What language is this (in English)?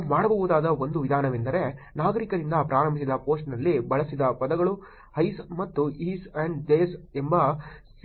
Kannada